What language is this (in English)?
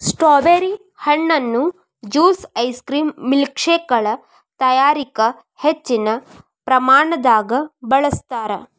Kannada